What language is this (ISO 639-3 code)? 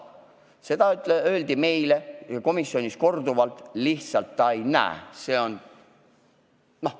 est